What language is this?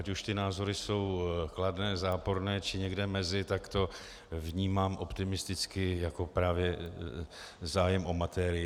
Czech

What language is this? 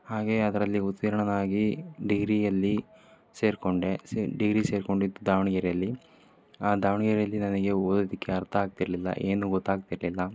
Kannada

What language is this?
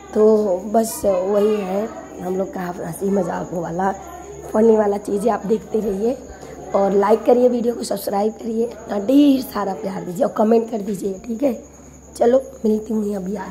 Hindi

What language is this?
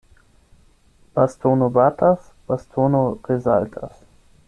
Esperanto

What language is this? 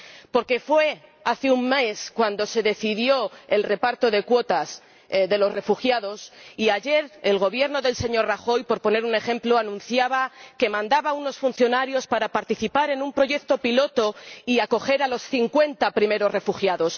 Spanish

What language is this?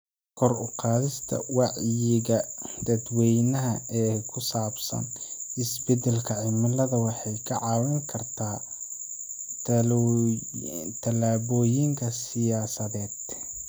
Somali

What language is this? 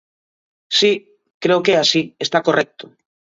Galician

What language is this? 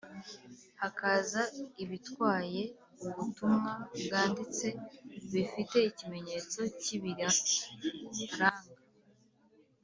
Kinyarwanda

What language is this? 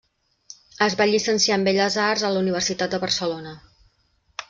Catalan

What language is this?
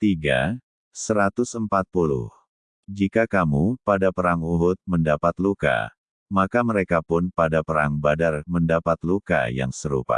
Indonesian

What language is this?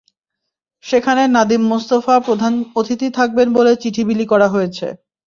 Bangla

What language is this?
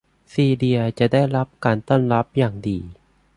Thai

